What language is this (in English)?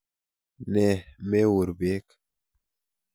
Kalenjin